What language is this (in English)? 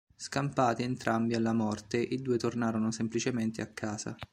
Italian